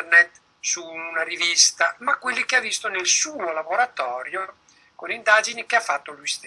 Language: Italian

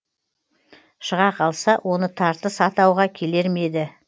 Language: Kazakh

